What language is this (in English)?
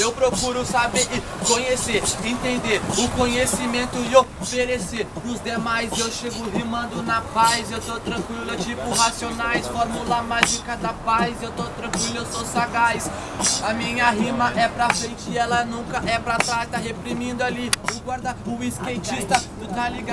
Portuguese